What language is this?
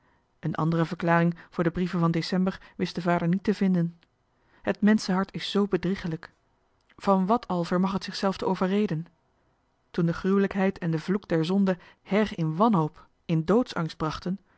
Dutch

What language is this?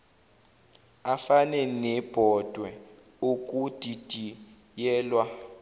Zulu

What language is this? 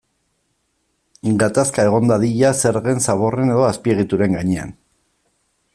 Basque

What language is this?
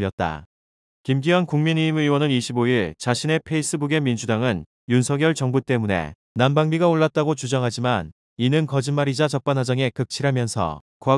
Korean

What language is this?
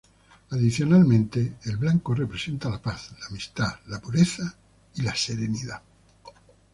Spanish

